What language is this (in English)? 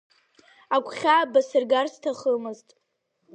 Abkhazian